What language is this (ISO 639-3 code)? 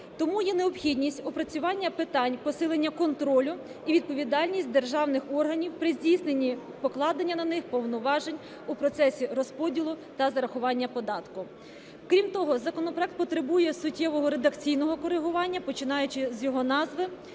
ukr